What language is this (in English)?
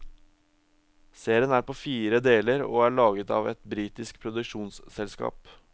Norwegian